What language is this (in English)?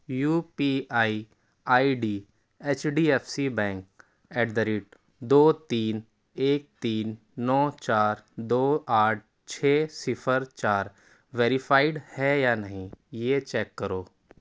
Urdu